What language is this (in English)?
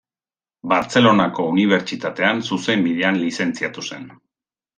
Basque